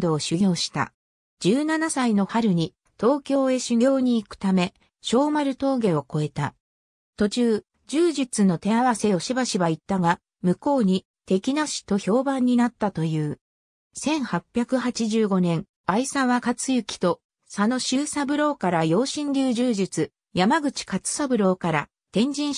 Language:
Japanese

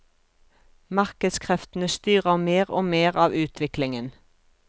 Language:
Norwegian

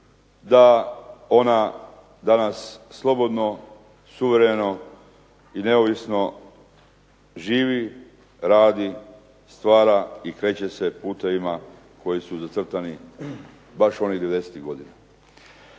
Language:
Croatian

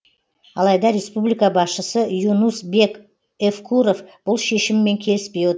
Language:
Kazakh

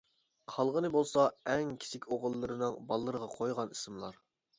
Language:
Uyghur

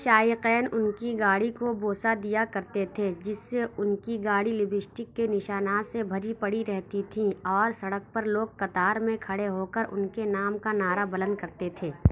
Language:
Urdu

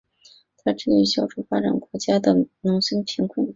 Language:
Chinese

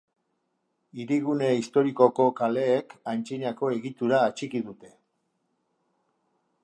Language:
Basque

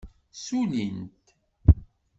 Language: Kabyle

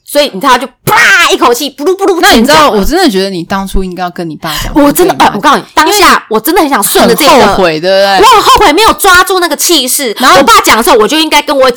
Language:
Chinese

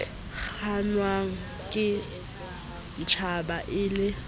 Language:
Southern Sotho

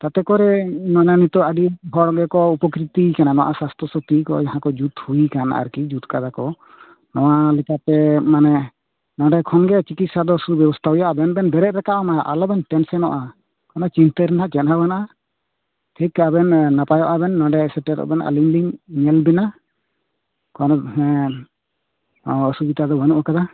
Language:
Santali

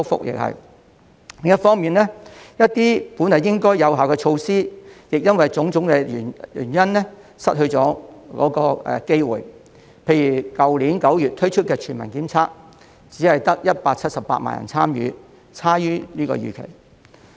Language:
Cantonese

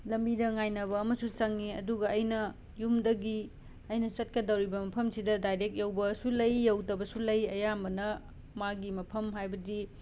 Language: Manipuri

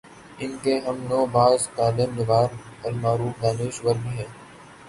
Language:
Urdu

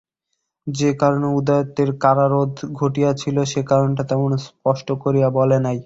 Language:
Bangla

